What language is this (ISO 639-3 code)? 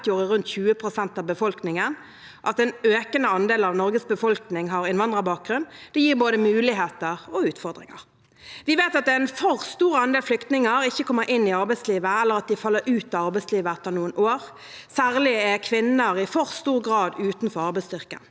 nor